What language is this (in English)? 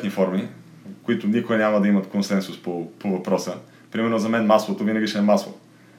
Bulgarian